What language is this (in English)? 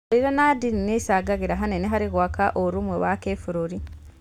Kikuyu